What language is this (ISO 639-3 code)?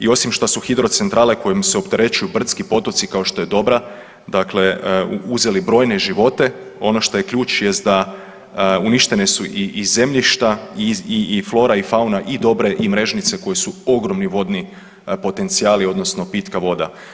hrv